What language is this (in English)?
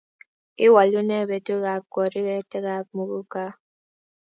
Kalenjin